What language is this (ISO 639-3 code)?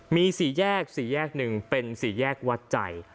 tha